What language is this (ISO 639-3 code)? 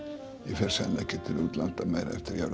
isl